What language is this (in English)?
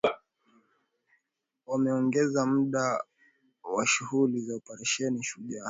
Swahili